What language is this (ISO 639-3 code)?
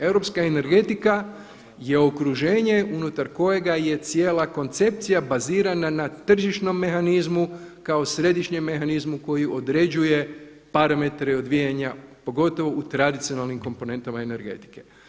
hrv